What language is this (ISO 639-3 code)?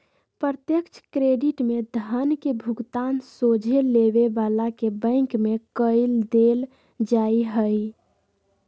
mag